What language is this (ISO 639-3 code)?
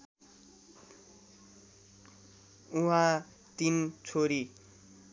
nep